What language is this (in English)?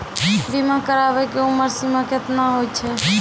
Maithili